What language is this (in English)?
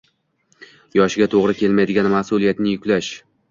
Uzbek